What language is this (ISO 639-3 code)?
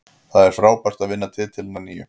isl